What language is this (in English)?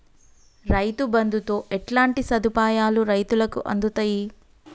Telugu